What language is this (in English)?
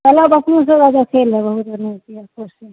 Maithili